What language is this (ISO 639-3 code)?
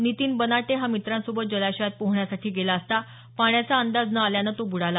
mar